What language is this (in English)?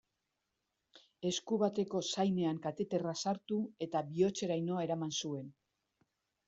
Basque